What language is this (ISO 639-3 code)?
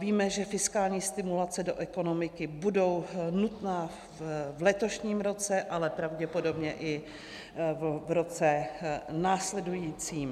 ces